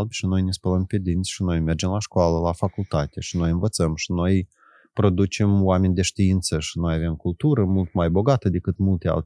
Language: Romanian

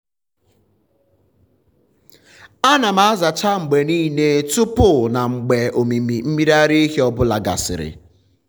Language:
Igbo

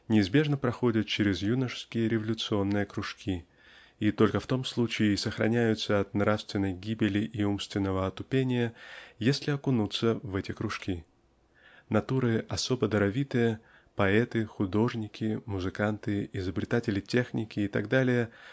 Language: Russian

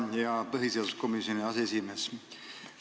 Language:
Estonian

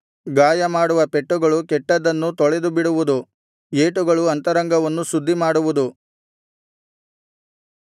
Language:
Kannada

